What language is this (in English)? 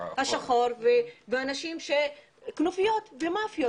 Hebrew